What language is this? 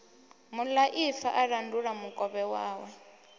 Venda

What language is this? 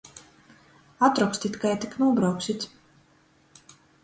Latgalian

